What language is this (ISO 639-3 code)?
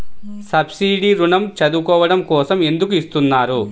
tel